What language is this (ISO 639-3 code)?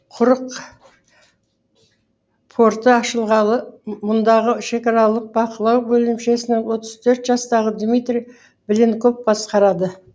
kaz